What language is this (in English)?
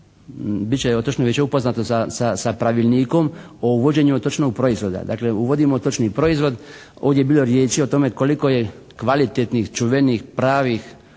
Croatian